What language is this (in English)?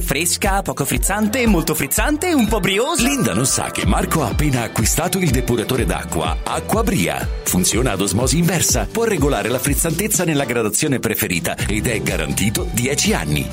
Italian